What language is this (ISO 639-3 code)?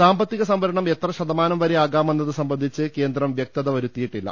mal